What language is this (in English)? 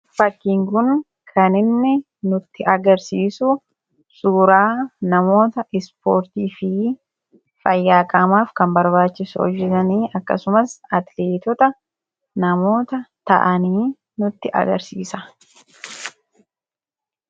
Oromo